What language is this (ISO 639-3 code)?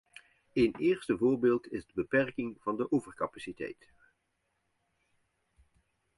nld